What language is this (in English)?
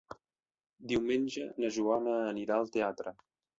Catalan